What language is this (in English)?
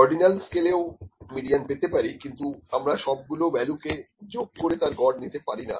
Bangla